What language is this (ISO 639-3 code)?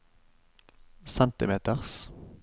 nor